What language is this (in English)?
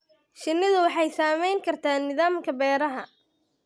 Somali